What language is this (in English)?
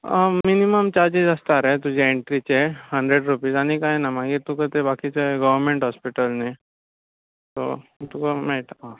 Konkani